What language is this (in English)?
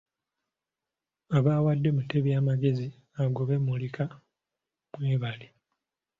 Ganda